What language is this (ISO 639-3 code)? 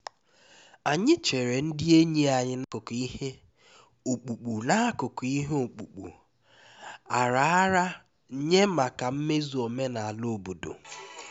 ibo